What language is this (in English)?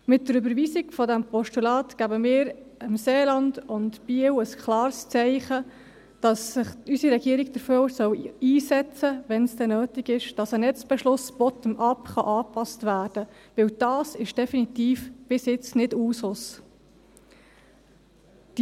Swiss German